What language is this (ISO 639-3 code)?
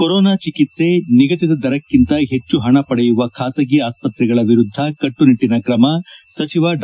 kan